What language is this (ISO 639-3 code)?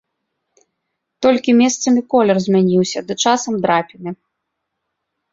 bel